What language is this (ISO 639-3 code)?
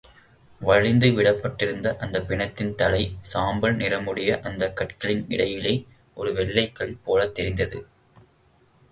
tam